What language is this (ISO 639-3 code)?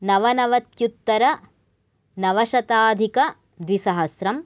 san